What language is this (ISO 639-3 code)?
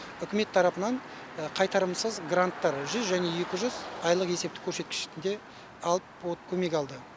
kaz